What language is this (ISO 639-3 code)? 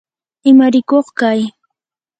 qur